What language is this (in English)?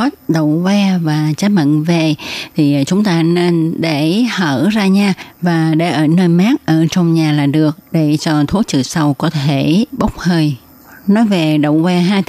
Vietnamese